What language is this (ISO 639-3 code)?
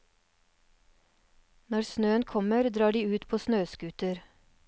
nor